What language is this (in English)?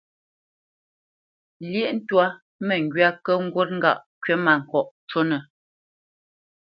Bamenyam